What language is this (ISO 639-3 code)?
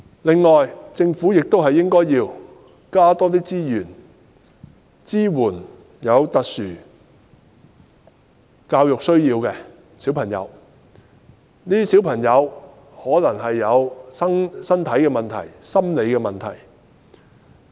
yue